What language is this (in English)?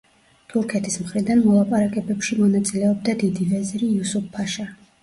Georgian